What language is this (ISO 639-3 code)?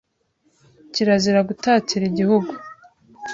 kin